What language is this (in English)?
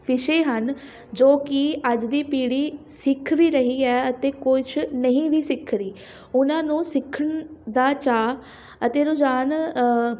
Punjabi